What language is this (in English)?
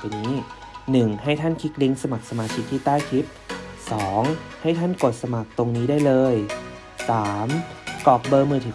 Thai